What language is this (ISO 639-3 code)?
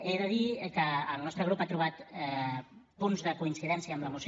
cat